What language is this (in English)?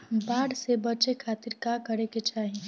Bhojpuri